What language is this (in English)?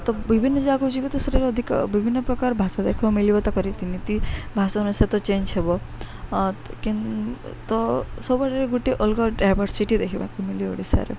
Odia